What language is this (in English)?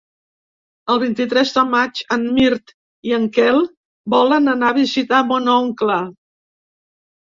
Catalan